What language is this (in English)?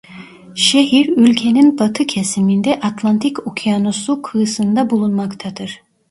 Turkish